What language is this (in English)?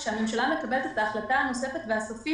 Hebrew